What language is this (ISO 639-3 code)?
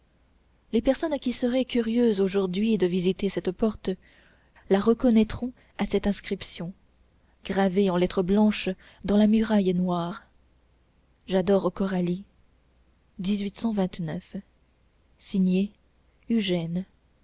fra